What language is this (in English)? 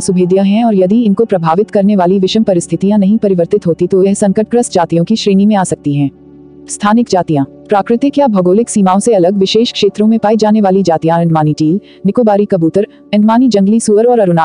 Hindi